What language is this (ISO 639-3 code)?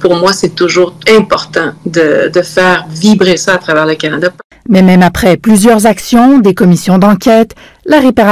fra